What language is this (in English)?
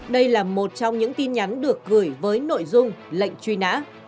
Vietnamese